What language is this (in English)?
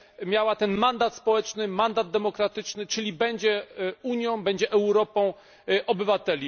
Polish